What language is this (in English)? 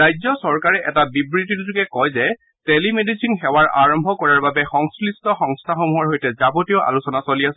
Assamese